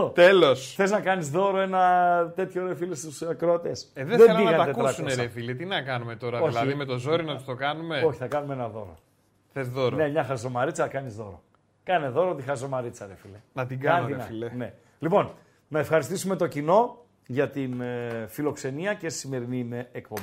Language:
Greek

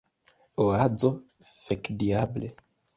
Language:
Esperanto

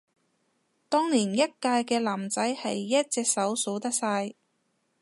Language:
Cantonese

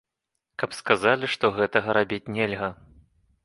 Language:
Belarusian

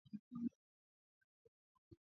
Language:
Swahili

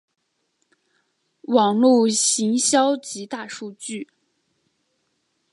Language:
Chinese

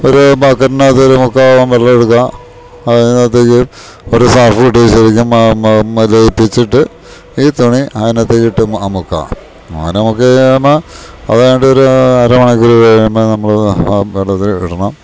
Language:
Malayalam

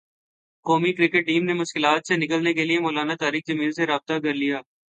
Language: Urdu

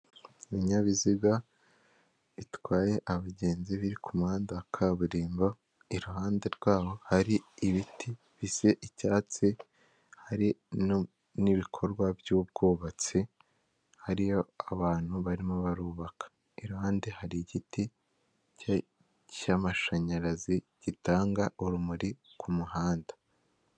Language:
Kinyarwanda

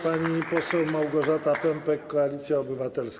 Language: Polish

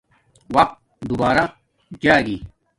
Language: Domaaki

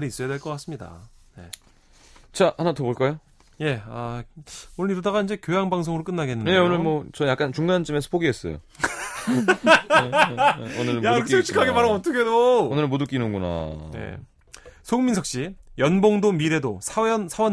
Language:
Korean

